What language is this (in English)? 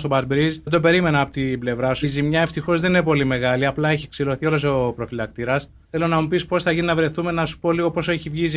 Greek